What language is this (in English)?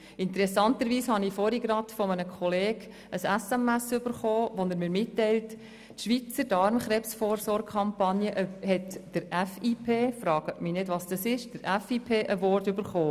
Swiss German